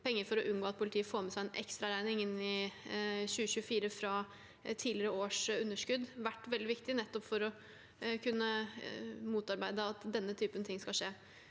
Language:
Norwegian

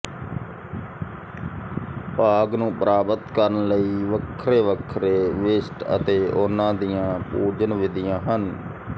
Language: Punjabi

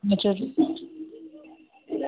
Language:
Nepali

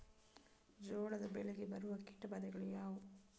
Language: Kannada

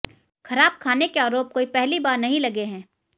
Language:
Hindi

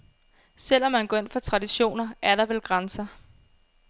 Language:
Danish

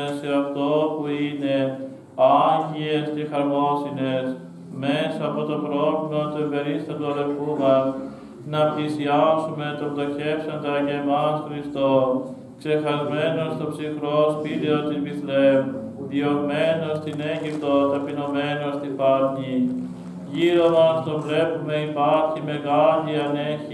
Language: Greek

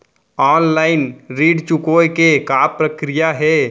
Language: Chhattisgarhi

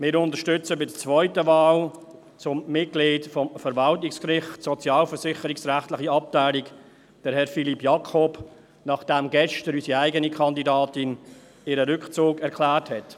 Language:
Swiss German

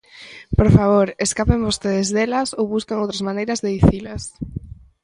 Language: Galician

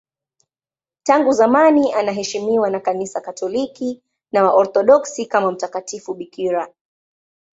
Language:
Swahili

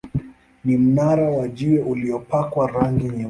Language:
Swahili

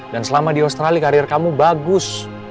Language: Indonesian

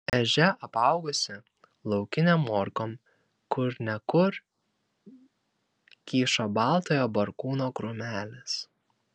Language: Lithuanian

